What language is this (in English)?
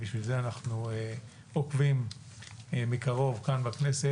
Hebrew